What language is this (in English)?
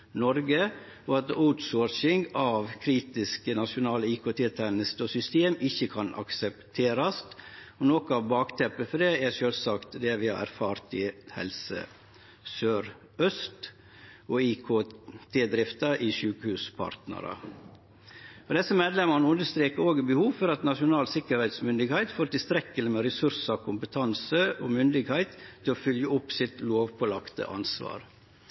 Norwegian Nynorsk